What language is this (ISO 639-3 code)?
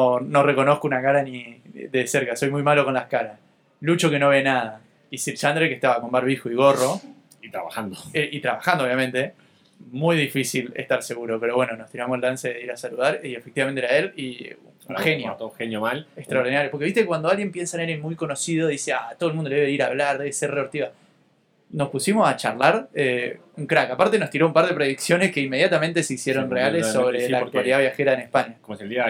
spa